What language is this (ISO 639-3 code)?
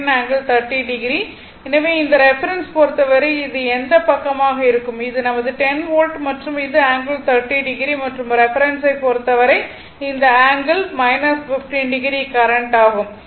tam